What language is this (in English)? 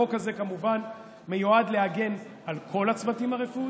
Hebrew